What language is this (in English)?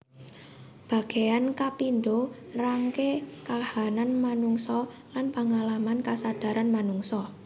Javanese